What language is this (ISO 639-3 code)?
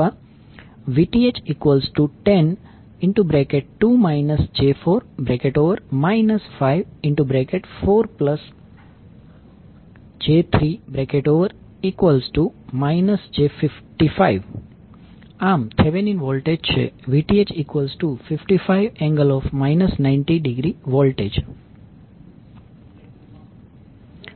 guj